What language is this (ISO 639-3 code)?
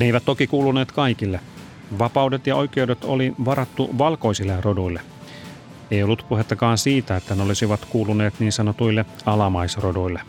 fin